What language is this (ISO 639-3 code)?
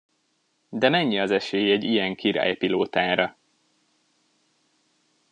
hun